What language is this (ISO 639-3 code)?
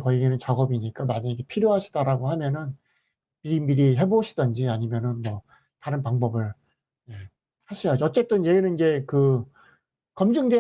kor